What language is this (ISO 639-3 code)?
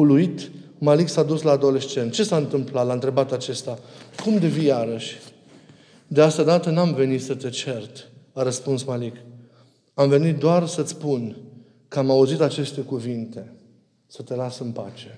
ron